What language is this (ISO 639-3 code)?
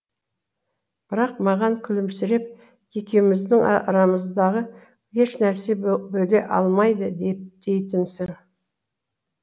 kaz